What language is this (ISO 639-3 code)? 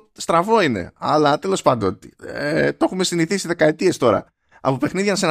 ell